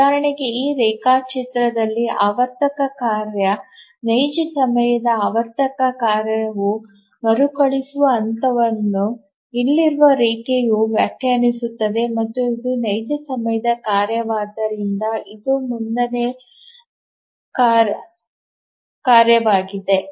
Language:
Kannada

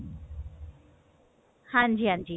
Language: Punjabi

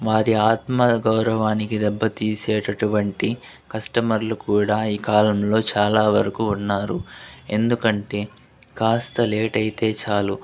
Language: Telugu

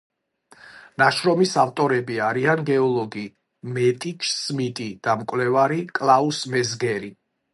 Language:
Georgian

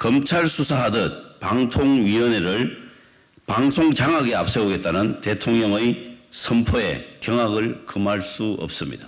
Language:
Korean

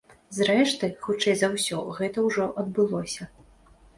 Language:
Belarusian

